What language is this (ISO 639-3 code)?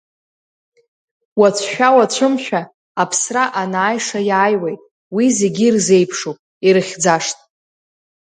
abk